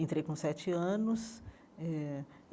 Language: Portuguese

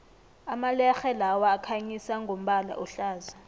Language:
South Ndebele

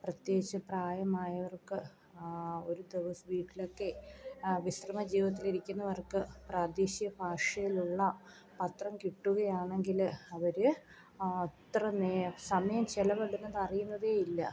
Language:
Malayalam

